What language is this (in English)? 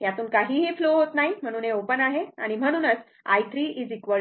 Marathi